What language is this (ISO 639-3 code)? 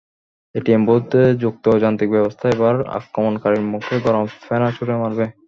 ben